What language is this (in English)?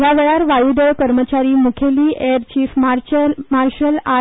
Konkani